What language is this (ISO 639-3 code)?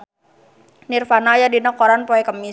sun